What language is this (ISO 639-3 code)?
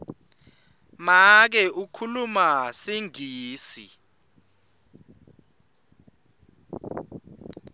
ssw